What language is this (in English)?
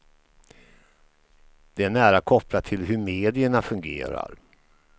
Swedish